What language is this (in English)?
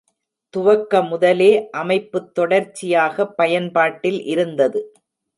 Tamil